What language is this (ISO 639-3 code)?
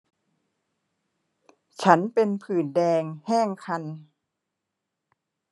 tha